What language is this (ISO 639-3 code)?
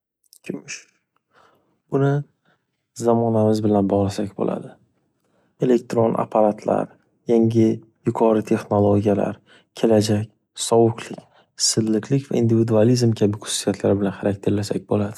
uzb